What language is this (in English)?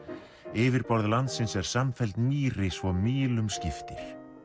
Icelandic